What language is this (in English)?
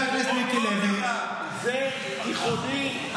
Hebrew